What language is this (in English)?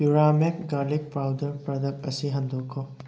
Manipuri